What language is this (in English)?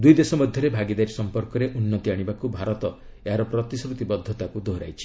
Odia